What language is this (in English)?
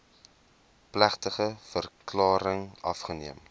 Afrikaans